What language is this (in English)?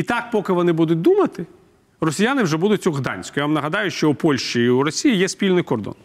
Ukrainian